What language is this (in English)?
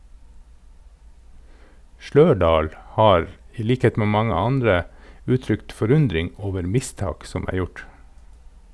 Norwegian